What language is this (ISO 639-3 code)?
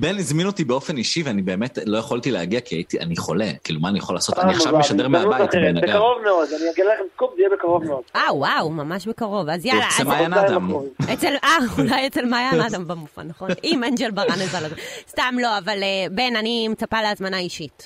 heb